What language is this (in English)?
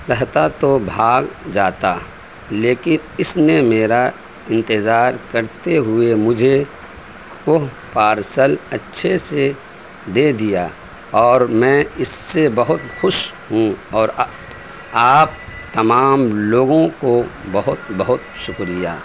Urdu